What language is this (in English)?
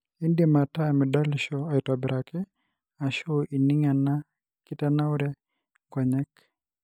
Masai